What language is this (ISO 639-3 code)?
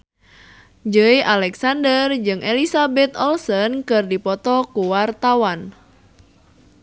sun